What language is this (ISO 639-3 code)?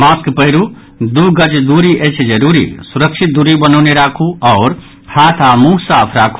mai